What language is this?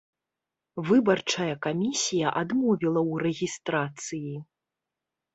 Belarusian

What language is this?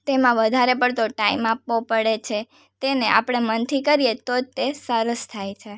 Gujarati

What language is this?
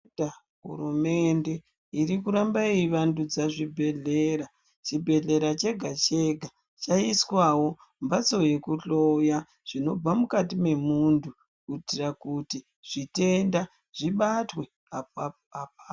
Ndau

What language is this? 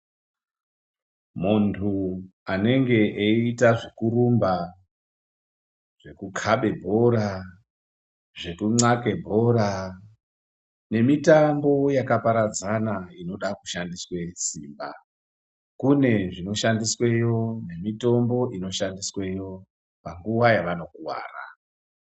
Ndau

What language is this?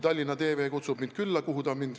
Estonian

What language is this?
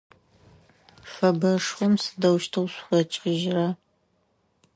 Adyghe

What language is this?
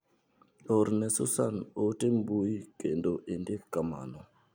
Luo (Kenya and Tanzania)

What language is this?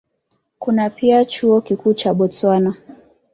Swahili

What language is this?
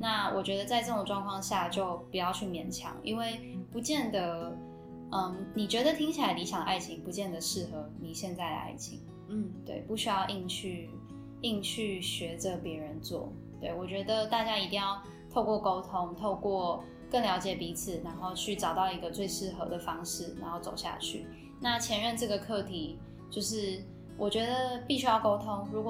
Chinese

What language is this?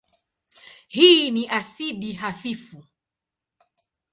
Swahili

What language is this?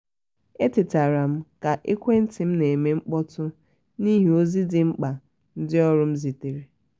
Igbo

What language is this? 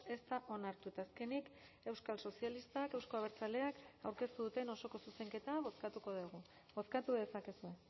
Basque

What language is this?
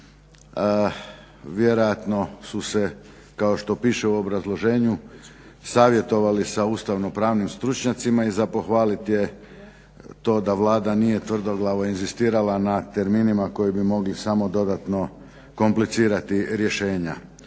Croatian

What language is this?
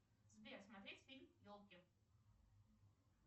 Russian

